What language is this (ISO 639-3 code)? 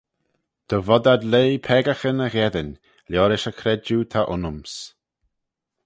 glv